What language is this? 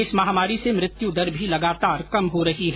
Hindi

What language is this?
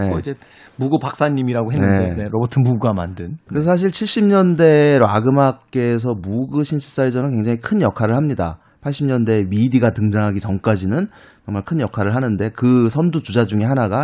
Korean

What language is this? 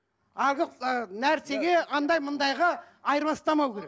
Kazakh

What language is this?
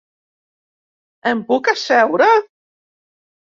Catalan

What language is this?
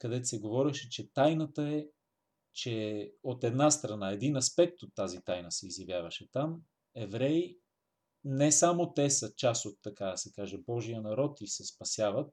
Bulgarian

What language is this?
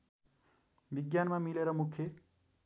Nepali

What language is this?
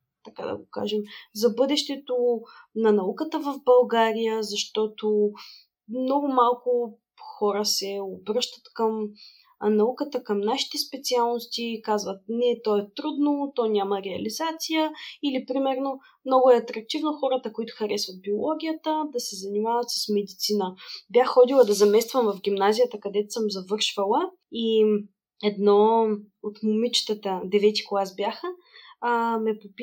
Bulgarian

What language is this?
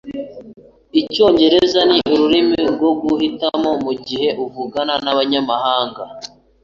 Kinyarwanda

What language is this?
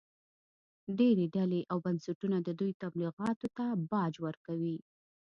Pashto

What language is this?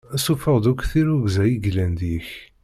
Kabyle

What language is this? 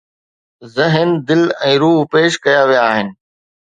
Sindhi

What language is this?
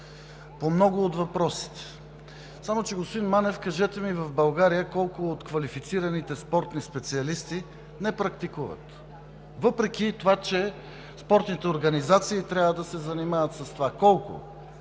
Bulgarian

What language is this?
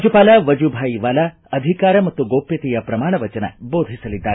Kannada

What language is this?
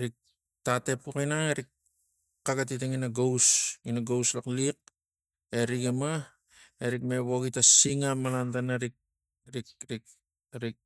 Tigak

